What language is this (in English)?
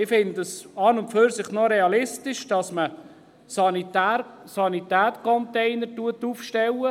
Swiss German